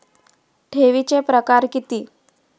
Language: Marathi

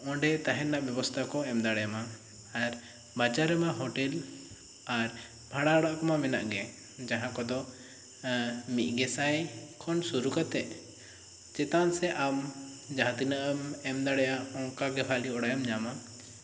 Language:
Santali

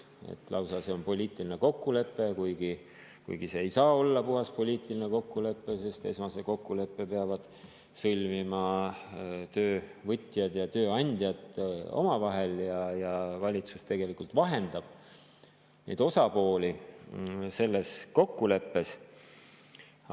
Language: Estonian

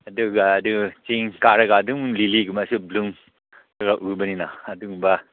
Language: Manipuri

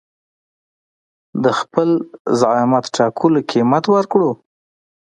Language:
Pashto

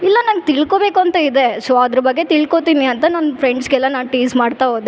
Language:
Kannada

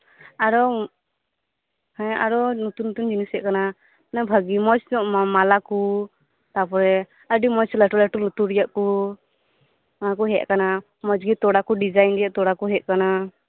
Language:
Santali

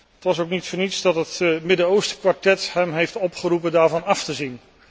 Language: Dutch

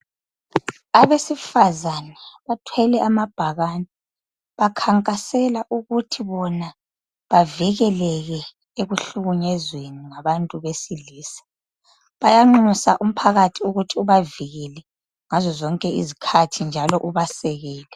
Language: North Ndebele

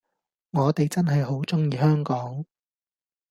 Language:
Cantonese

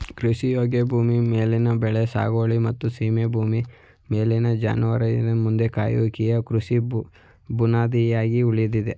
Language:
Kannada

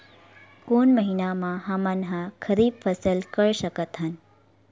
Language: Chhattisgarhi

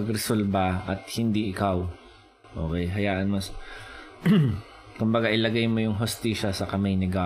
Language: Filipino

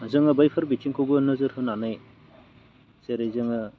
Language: Bodo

